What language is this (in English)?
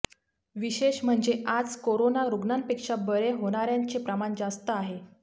Marathi